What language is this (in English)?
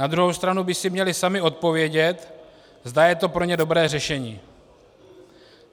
Czech